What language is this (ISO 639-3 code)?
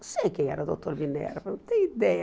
por